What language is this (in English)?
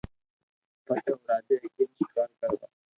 Loarki